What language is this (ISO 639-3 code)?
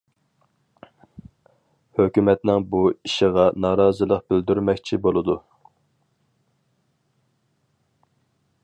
uig